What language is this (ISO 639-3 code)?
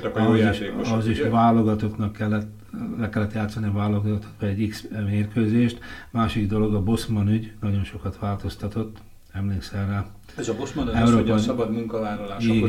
hun